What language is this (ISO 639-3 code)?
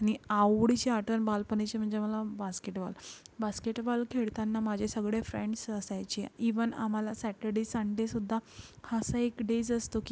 mar